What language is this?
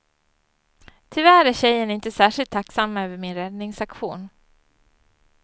Swedish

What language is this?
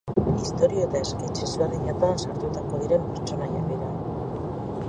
Basque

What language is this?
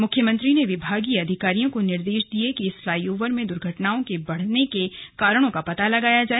Hindi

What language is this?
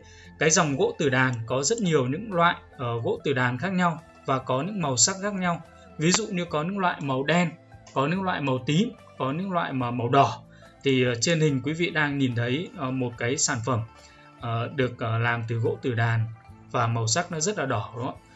Vietnamese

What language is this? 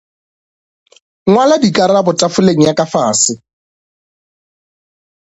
Northern Sotho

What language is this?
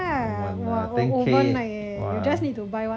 English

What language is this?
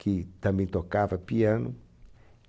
Portuguese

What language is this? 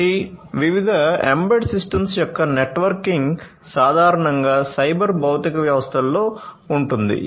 Telugu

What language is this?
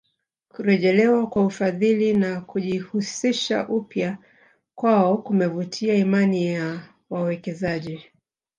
Swahili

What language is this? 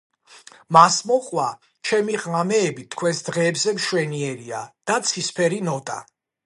Georgian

